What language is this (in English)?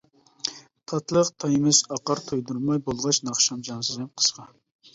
Uyghur